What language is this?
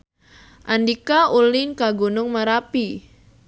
Sundanese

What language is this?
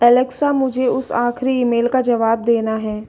Hindi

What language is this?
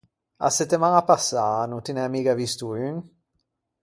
Ligurian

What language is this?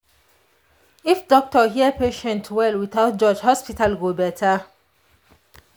Nigerian Pidgin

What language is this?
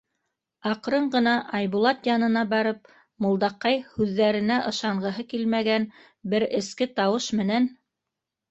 Bashkir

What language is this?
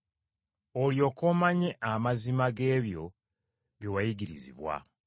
Ganda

